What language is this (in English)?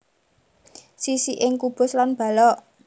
Javanese